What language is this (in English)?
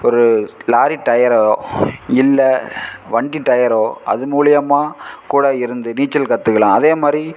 Tamil